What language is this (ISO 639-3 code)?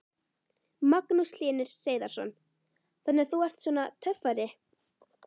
isl